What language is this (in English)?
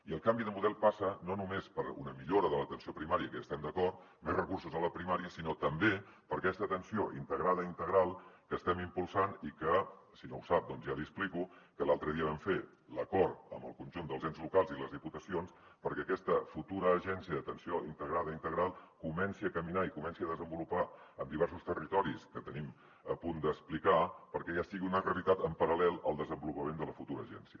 Catalan